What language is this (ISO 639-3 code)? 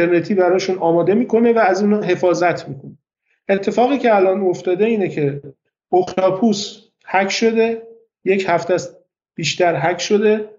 fas